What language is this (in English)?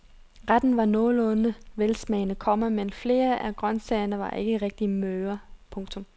Danish